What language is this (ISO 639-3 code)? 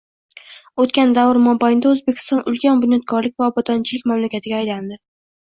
uzb